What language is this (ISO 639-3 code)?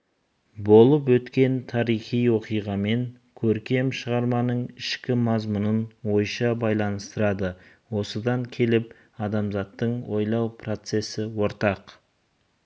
kaz